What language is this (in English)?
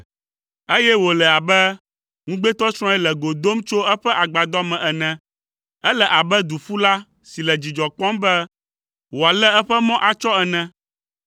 Ewe